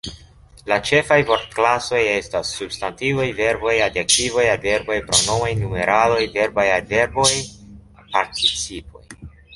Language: Esperanto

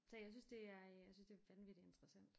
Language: Danish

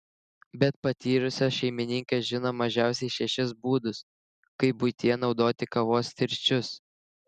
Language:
Lithuanian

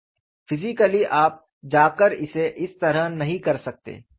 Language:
Hindi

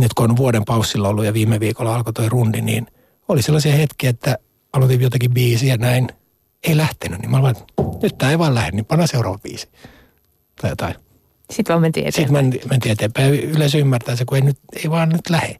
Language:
Finnish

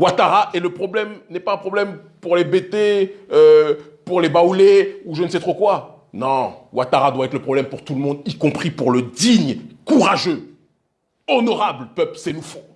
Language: French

